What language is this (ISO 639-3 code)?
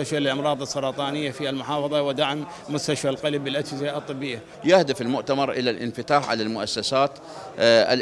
ara